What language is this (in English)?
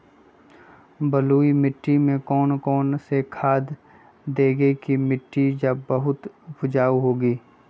Magahi